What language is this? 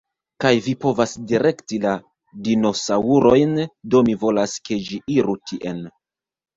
Esperanto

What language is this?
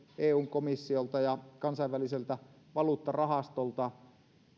Finnish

